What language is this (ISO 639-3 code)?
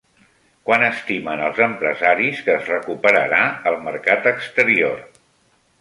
cat